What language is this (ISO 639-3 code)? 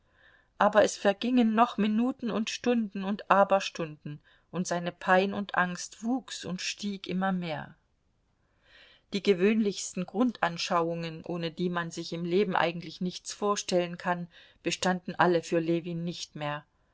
deu